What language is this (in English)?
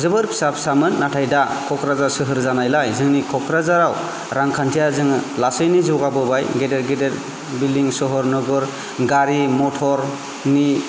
Bodo